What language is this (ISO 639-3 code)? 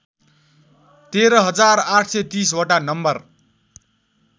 nep